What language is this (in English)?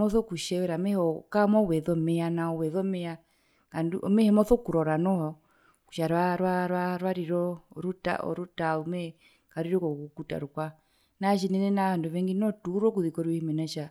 Herero